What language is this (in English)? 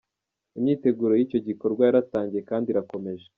Kinyarwanda